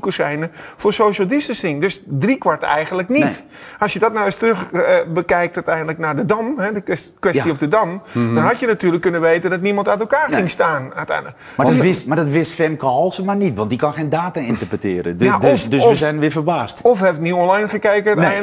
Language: Dutch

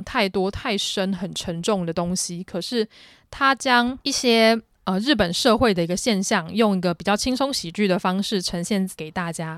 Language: Chinese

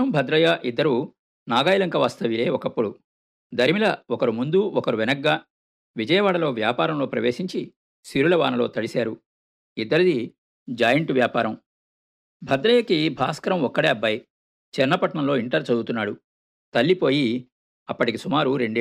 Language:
Telugu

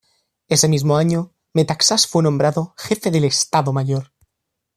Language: Spanish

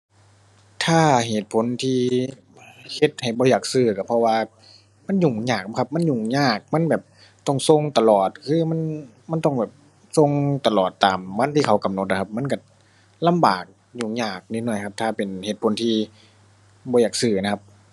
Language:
Thai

